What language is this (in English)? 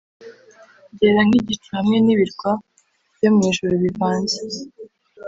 Kinyarwanda